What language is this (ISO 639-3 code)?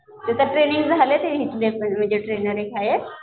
mar